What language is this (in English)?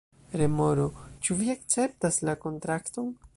Esperanto